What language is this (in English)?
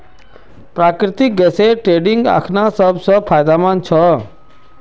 Magahi